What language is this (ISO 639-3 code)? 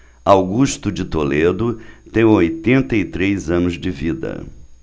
por